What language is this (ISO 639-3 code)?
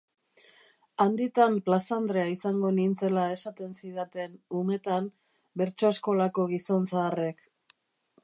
eus